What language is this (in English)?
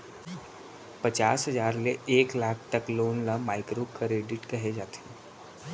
Chhattisgarhi